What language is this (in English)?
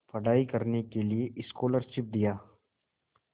Hindi